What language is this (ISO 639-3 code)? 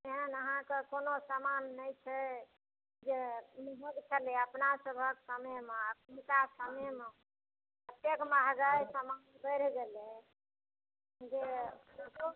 mai